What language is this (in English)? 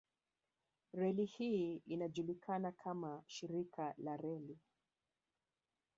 Swahili